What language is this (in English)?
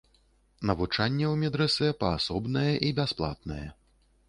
Belarusian